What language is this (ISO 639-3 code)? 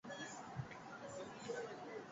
zho